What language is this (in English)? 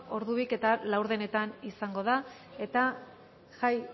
Basque